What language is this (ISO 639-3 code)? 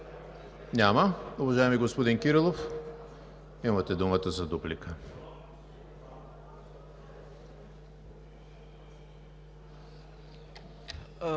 bul